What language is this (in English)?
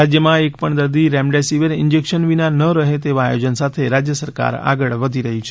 Gujarati